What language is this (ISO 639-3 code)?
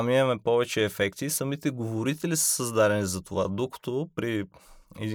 bul